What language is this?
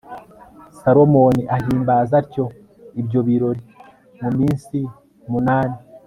Kinyarwanda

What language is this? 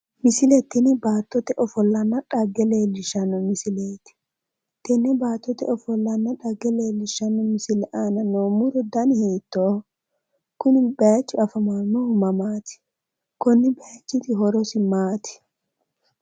Sidamo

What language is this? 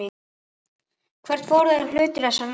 Icelandic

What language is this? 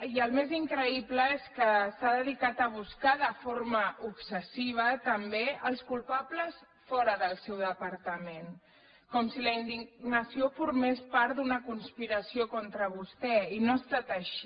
Catalan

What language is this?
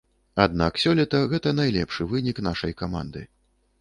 Belarusian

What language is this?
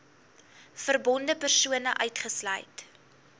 Afrikaans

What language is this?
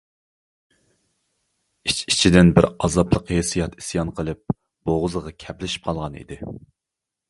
Uyghur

